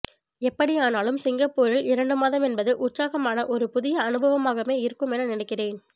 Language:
Tamil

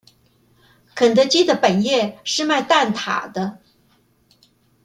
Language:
Chinese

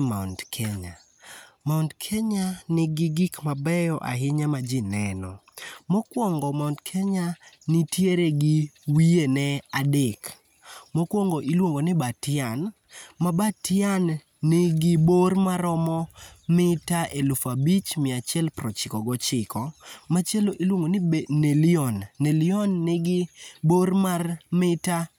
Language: Luo (Kenya and Tanzania)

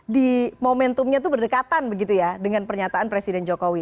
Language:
Indonesian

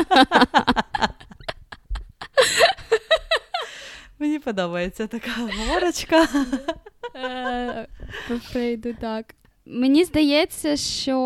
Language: Ukrainian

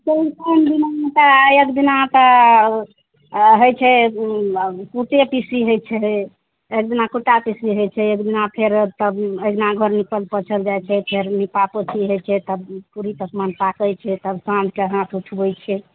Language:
Maithili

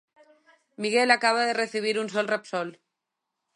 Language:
Galician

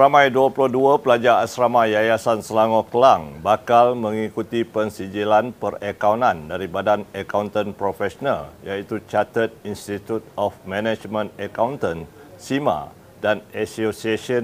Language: Malay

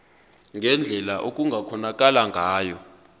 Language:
Zulu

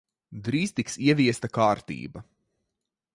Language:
Latvian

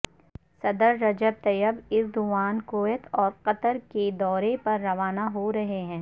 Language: Urdu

